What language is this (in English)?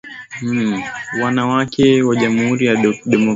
Swahili